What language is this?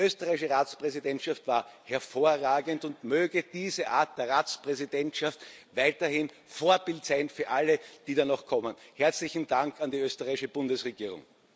German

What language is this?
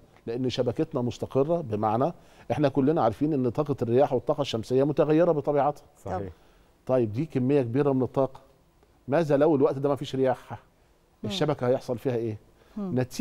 Arabic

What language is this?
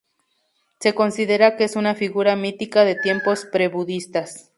Spanish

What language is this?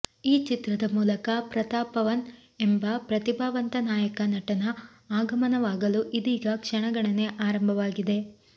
Kannada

